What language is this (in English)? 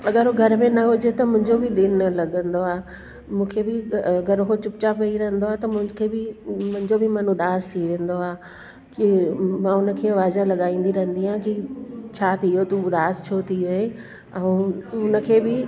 Sindhi